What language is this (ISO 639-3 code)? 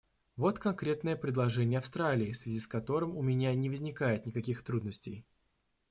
rus